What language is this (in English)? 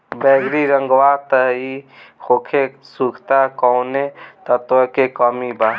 Bhojpuri